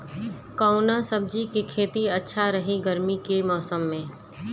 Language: Bhojpuri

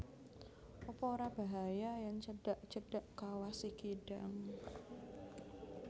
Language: Javanese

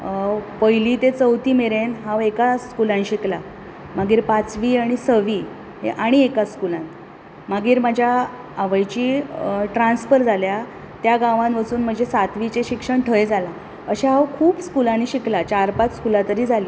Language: Konkani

